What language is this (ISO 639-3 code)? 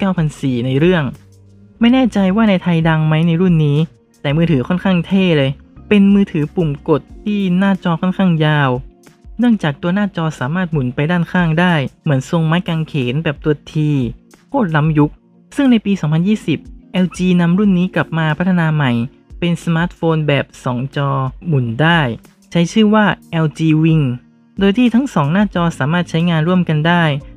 tha